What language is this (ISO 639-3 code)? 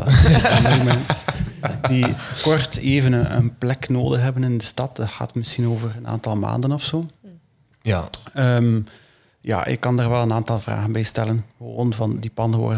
nld